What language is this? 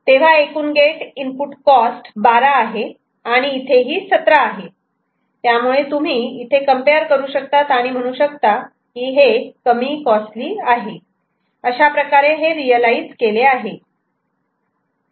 Marathi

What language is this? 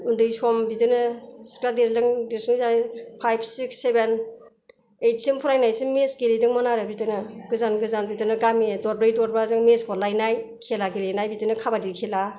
Bodo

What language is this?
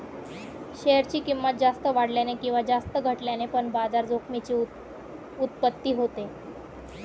Marathi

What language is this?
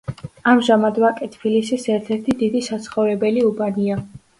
Georgian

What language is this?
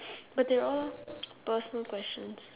English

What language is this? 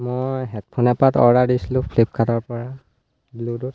Assamese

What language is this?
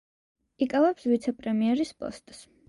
Georgian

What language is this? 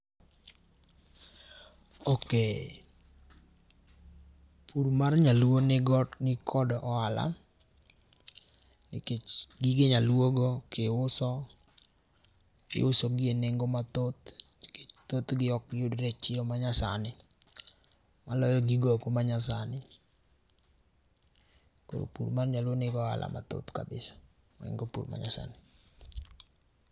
Luo (Kenya and Tanzania)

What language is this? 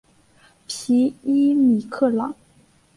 Chinese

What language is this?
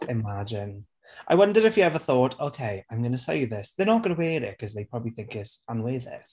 Welsh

